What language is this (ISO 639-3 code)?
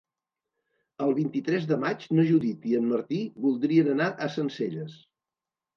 cat